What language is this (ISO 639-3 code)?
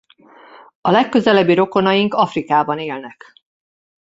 hun